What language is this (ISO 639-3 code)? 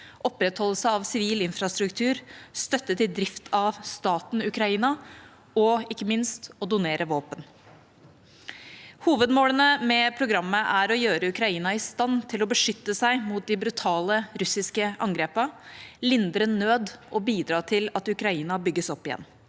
nor